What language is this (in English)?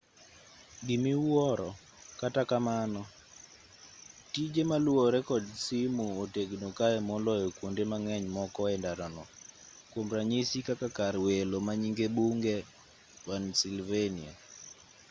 Luo (Kenya and Tanzania)